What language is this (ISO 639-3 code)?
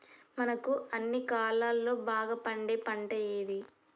tel